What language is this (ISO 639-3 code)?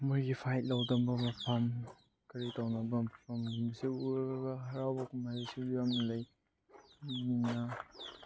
mni